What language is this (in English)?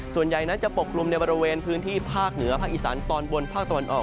Thai